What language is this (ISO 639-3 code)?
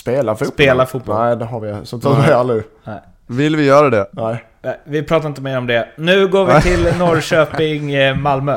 swe